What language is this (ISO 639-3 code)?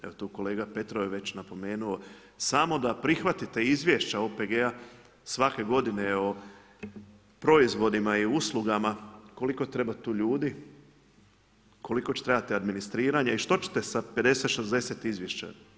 hrv